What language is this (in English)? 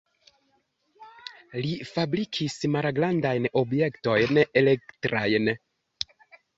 Esperanto